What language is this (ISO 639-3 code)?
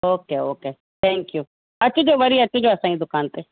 snd